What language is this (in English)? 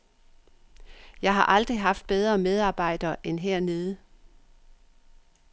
Danish